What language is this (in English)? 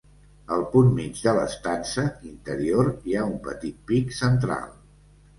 Catalan